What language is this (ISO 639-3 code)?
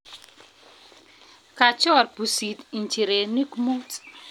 kln